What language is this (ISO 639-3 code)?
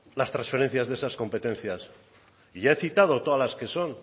spa